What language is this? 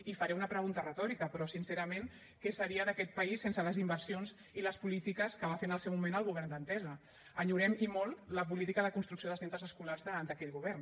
Catalan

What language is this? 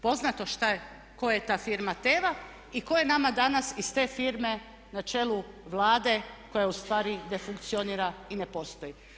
Croatian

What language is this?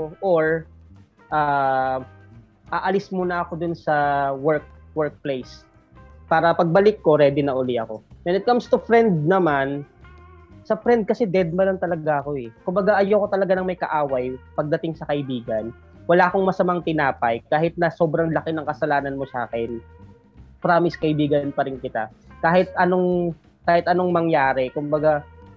Filipino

